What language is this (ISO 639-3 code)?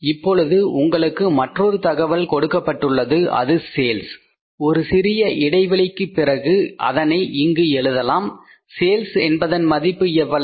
tam